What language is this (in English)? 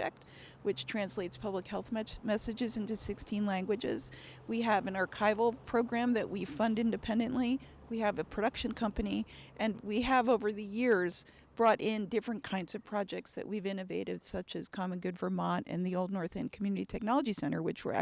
English